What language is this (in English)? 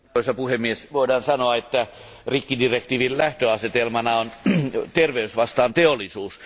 Finnish